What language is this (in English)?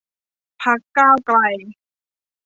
Thai